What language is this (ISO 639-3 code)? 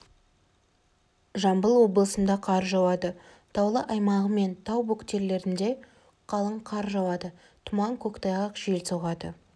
kaz